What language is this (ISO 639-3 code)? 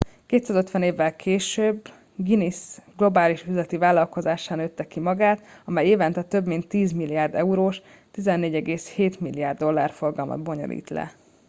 hun